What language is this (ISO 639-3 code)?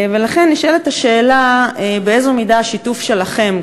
heb